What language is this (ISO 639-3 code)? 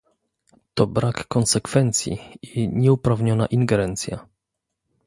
pol